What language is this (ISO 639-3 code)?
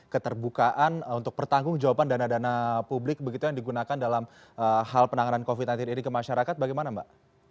ind